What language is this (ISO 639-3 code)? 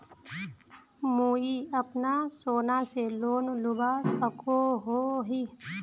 mag